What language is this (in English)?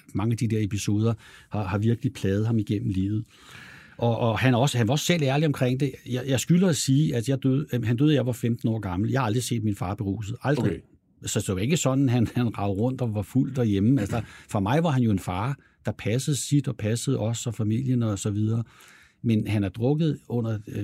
Danish